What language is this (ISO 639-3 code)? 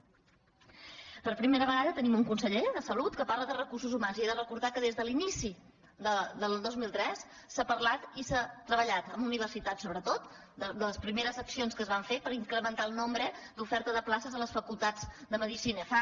cat